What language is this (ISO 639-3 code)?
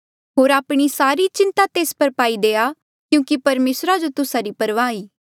mjl